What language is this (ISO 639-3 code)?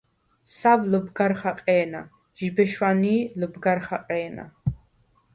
sva